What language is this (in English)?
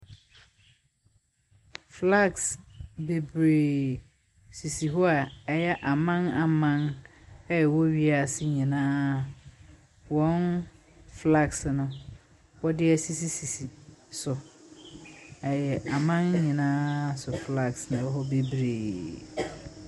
Akan